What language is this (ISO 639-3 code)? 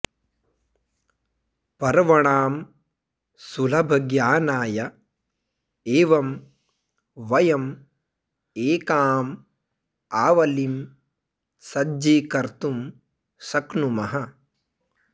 san